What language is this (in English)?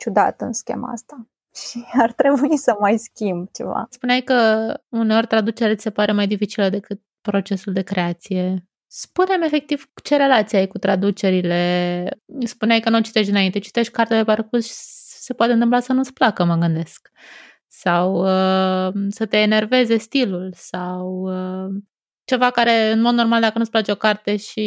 Romanian